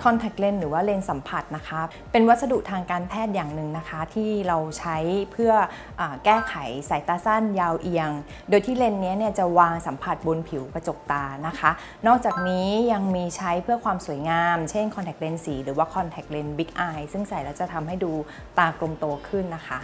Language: Thai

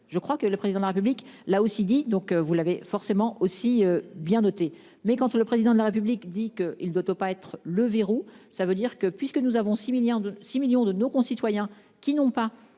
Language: French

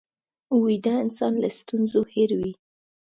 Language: Pashto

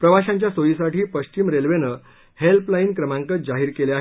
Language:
Marathi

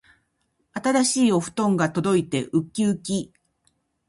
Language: Japanese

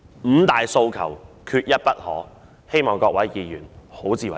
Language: Cantonese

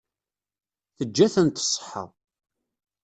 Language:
Kabyle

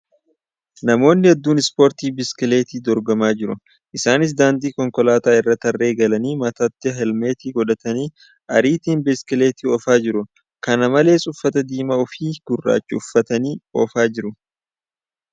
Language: Oromo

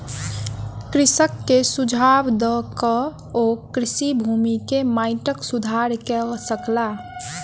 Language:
Maithili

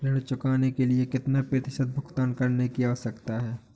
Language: Hindi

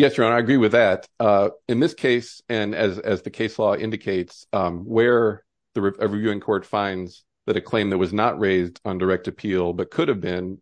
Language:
English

